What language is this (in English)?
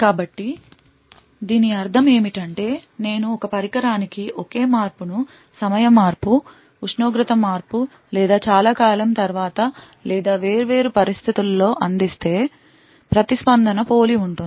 Telugu